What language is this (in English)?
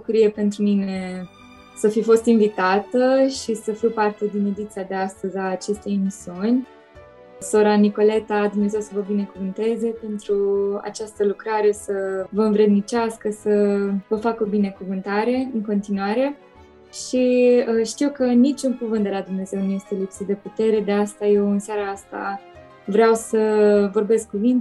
Romanian